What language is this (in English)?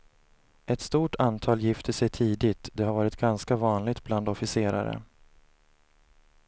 Swedish